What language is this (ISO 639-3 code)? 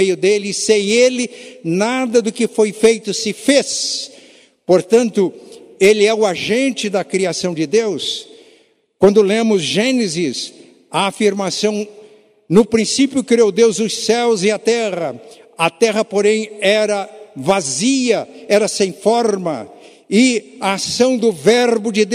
por